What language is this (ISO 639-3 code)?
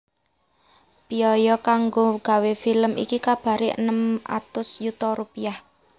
jav